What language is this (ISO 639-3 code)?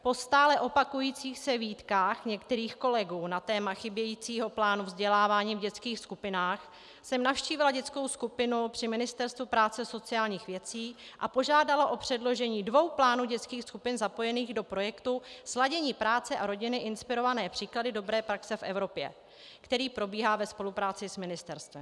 ces